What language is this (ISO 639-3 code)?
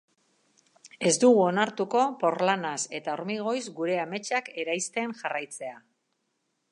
eus